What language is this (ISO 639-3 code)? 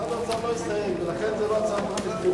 heb